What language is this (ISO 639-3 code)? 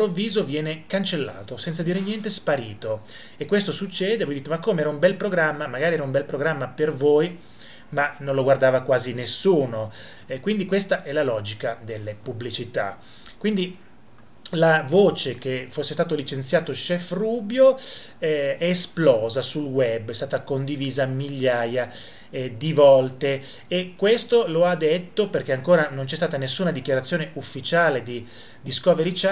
ita